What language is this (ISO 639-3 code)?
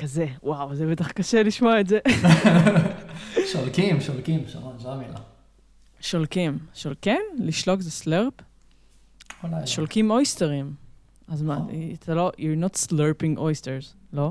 heb